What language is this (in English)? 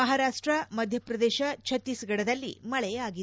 Kannada